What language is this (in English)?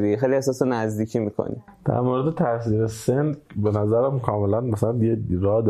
Persian